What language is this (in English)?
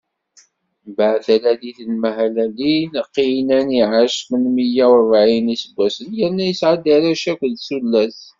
Kabyle